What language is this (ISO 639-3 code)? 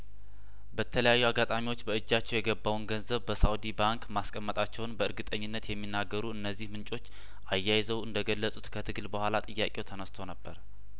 amh